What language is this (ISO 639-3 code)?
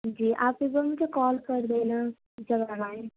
urd